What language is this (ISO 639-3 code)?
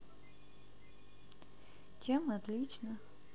rus